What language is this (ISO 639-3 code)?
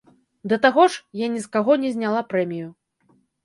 bel